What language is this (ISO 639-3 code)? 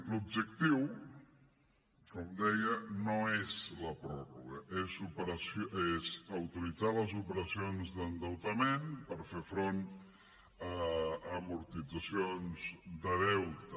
cat